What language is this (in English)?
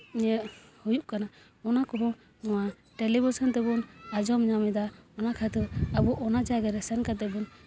Santali